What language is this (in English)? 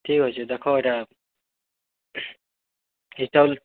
Odia